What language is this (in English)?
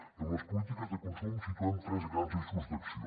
Catalan